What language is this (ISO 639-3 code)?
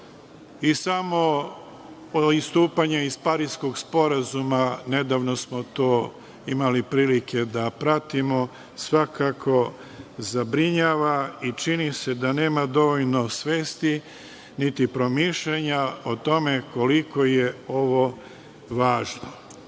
srp